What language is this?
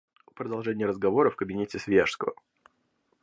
Russian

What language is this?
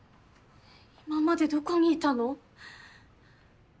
Japanese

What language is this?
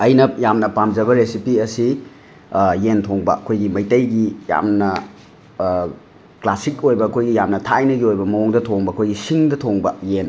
Manipuri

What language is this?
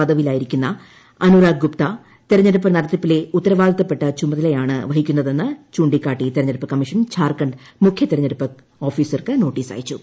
Malayalam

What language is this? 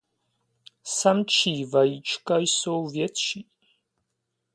Czech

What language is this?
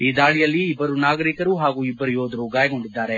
Kannada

